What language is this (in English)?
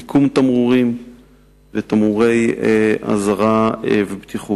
Hebrew